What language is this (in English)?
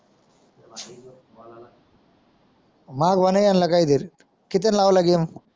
Marathi